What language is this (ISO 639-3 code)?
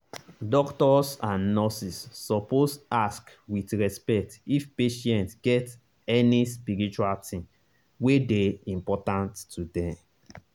pcm